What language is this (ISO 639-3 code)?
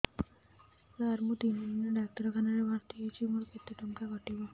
ori